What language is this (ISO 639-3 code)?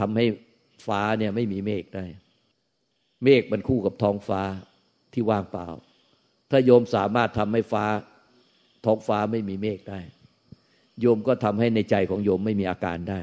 tha